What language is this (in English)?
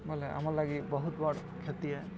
Odia